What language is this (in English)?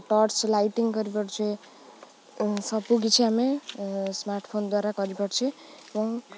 Odia